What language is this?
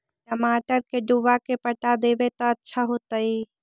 Magahi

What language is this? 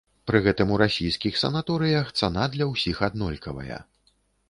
Belarusian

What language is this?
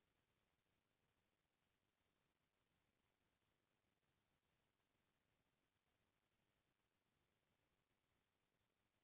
Chhattisgarhi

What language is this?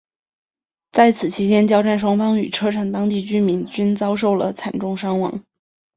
Chinese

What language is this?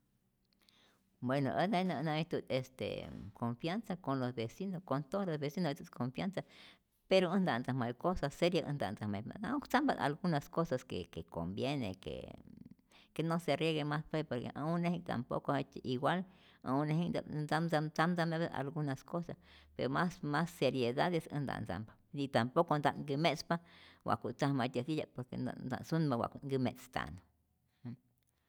Rayón Zoque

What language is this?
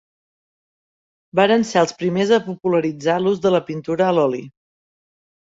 Catalan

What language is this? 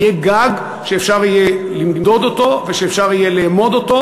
Hebrew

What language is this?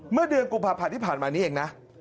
Thai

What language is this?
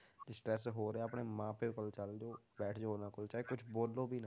Punjabi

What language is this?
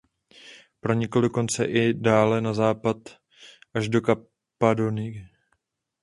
Czech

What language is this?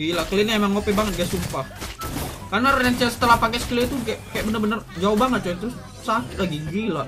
Indonesian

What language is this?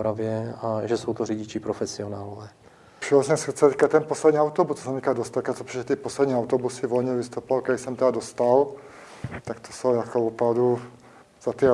Czech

